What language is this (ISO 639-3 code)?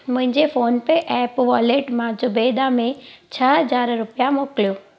snd